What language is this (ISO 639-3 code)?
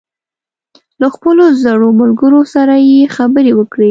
pus